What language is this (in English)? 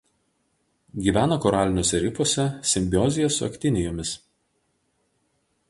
Lithuanian